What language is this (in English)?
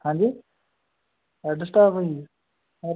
Punjabi